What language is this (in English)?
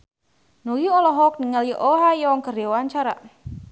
Sundanese